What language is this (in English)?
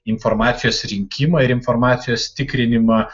Lithuanian